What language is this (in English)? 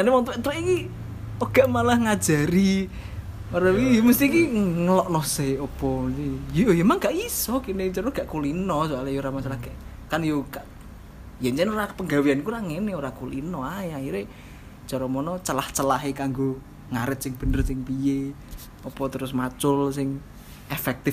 Indonesian